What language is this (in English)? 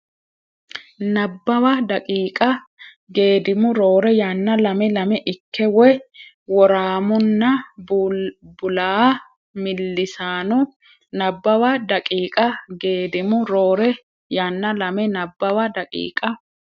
Sidamo